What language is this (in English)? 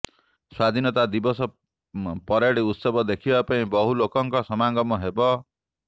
Odia